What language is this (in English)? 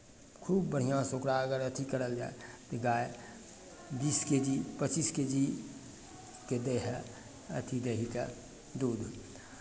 Maithili